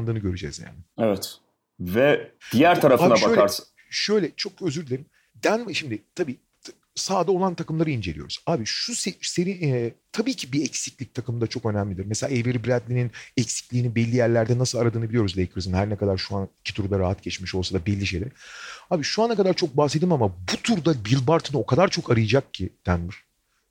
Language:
Turkish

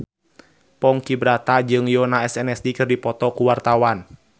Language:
Sundanese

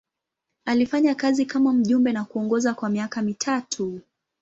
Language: Swahili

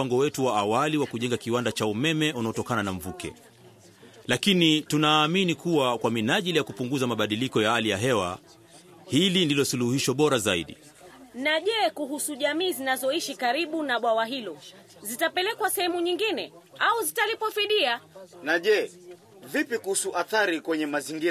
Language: Swahili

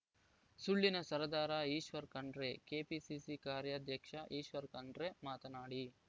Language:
Kannada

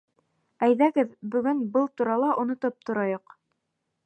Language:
Bashkir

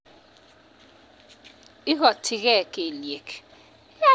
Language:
Kalenjin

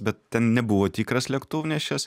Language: Lithuanian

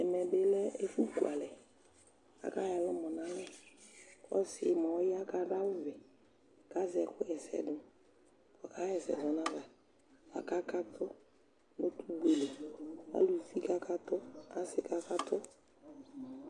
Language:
Ikposo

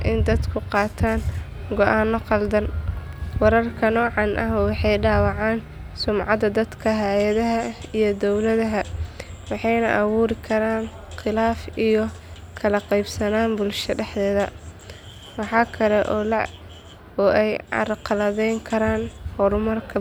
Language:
Somali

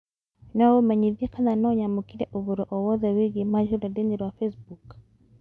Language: Kikuyu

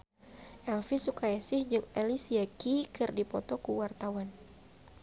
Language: Sundanese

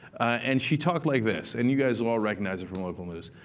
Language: English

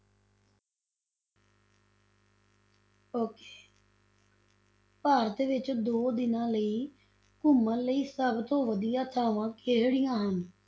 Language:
Punjabi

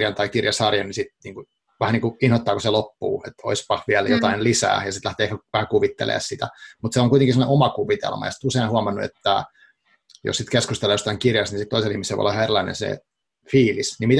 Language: Finnish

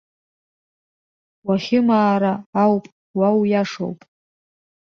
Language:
Abkhazian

